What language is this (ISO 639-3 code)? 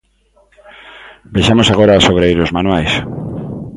glg